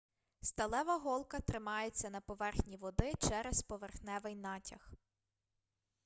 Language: Ukrainian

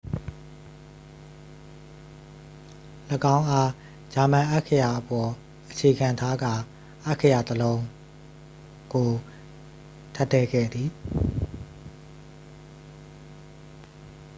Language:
Burmese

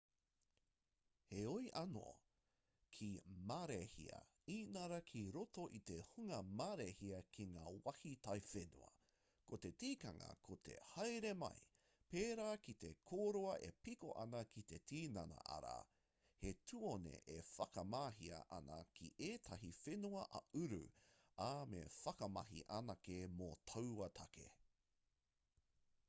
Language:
Māori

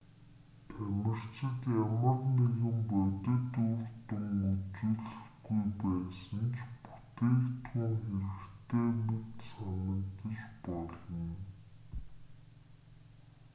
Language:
Mongolian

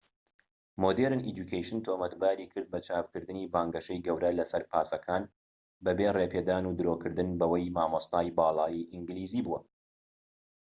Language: Central Kurdish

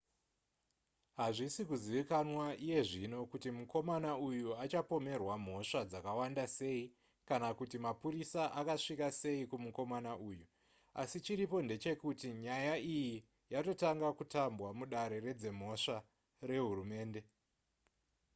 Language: Shona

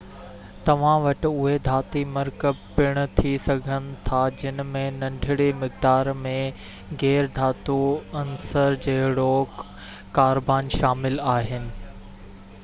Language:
Sindhi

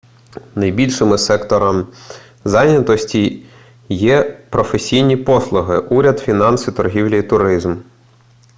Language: Ukrainian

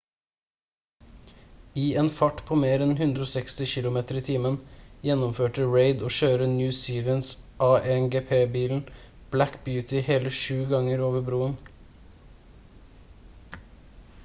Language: Norwegian Bokmål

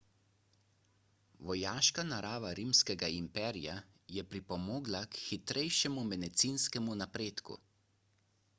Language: Slovenian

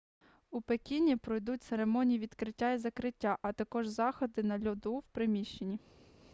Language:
Ukrainian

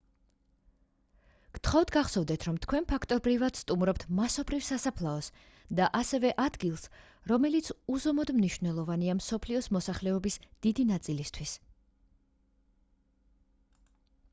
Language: Georgian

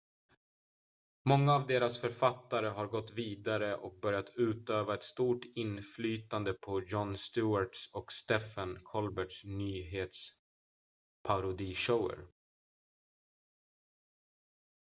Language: Swedish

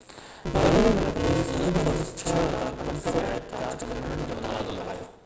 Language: Sindhi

